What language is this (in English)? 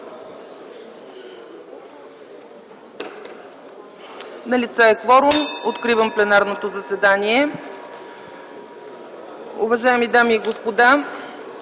Bulgarian